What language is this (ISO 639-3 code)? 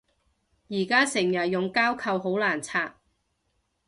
yue